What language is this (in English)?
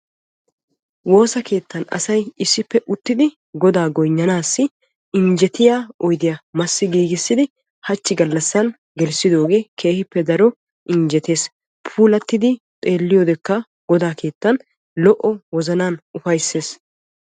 Wolaytta